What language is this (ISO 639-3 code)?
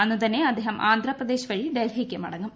mal